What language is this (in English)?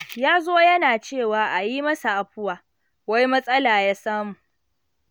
Hausa